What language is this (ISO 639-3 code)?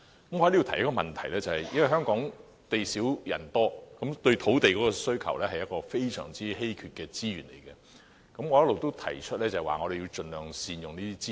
yue